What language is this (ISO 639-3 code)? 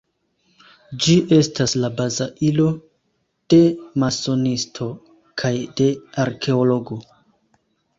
epo